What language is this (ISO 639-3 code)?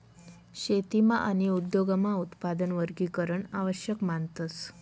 mar